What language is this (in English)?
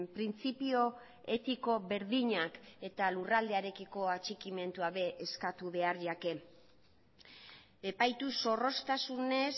Basque